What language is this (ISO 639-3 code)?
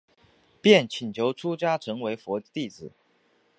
zho